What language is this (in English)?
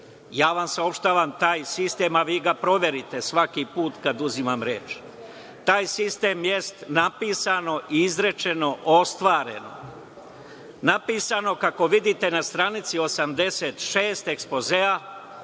Serbian